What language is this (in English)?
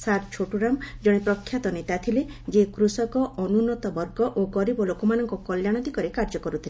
Odia